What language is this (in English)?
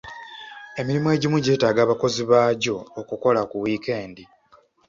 Ganda